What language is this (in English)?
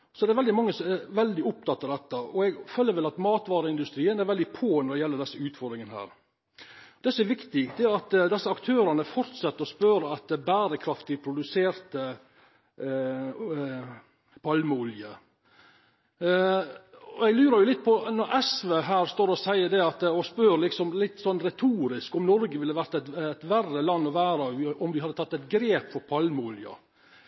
Norwegian Nynorsk